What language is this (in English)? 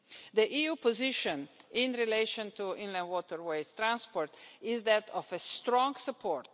English